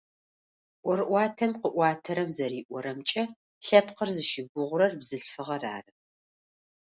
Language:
Adyghe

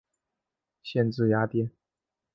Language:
Chinese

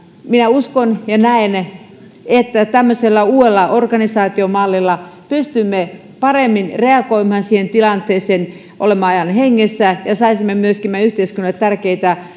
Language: Finnish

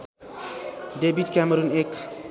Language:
Nepali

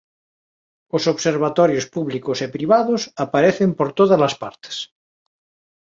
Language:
Galician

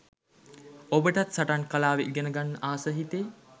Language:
Sinhala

